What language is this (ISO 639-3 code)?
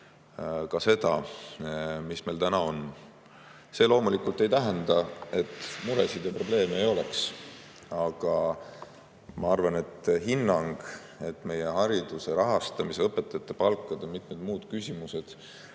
est